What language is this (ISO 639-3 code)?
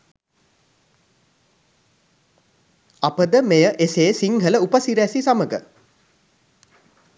sin